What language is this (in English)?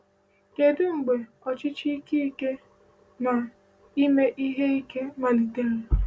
Igbo